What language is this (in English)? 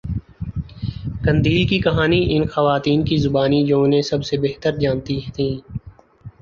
Urdu